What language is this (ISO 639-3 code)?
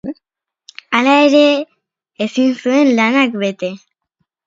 eus